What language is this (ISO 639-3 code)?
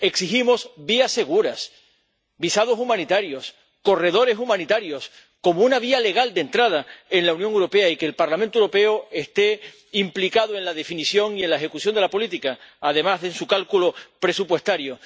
spa